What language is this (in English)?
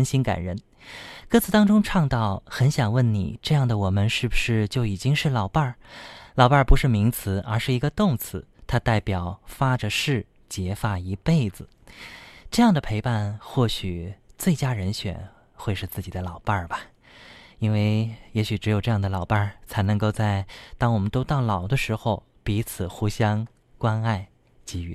Chinese